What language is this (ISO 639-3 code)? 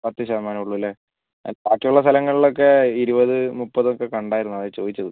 mal